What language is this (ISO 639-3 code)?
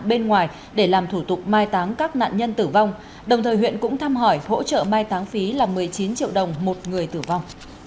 vie